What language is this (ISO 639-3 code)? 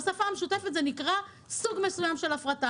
heb